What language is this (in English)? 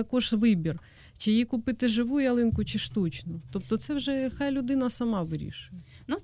Ukrainian